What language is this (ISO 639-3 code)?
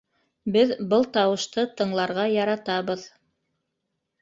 bak